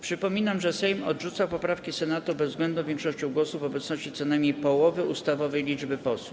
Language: Polish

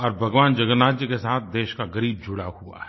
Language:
Hindi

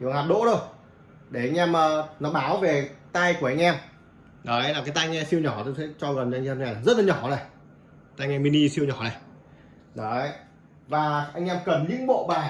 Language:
Vietnamese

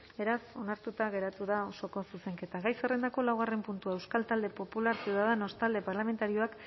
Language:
Basque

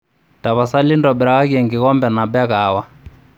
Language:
Masai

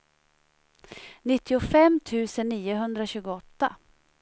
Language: Swedish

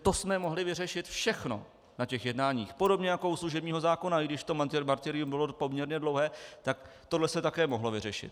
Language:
Czech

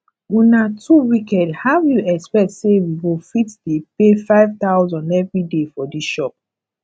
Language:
Nigerian Pidgin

